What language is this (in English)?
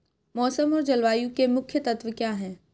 Hindi